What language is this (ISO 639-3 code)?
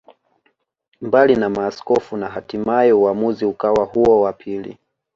swa